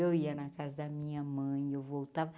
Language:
Portuguese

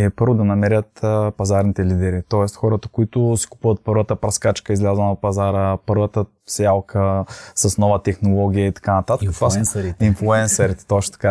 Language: Bulgarian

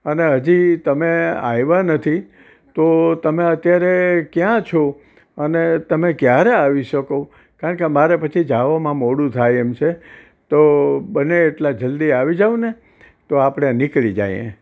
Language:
Gujarati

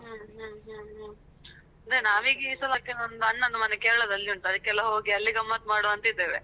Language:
Kannada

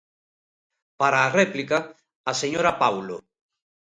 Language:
Galician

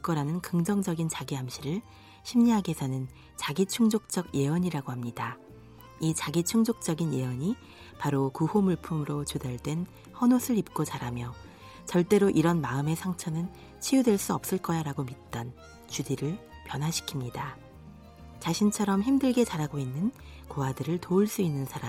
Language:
Korean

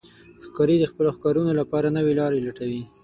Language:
Pashto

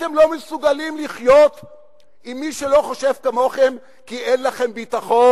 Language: Hebrew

